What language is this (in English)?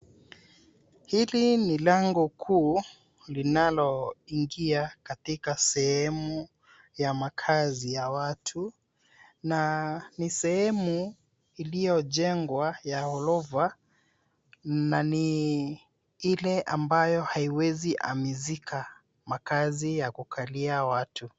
Swahili